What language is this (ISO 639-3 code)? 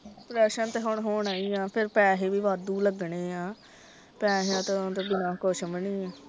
pan